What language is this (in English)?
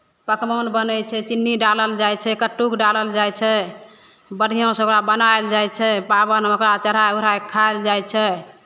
Maithili